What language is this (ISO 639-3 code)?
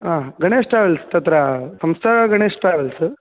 san